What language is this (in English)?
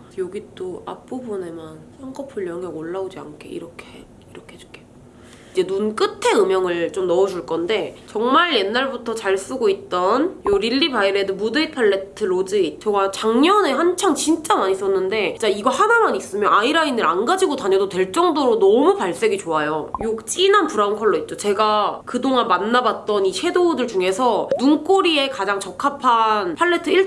Korean